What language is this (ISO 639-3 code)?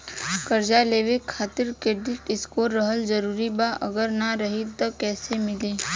bho